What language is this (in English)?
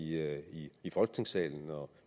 Danish